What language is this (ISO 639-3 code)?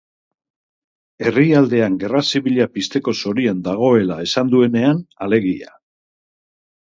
eus